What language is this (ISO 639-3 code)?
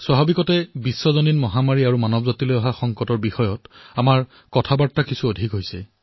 asm